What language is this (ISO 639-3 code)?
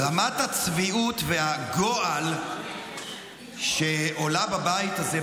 heb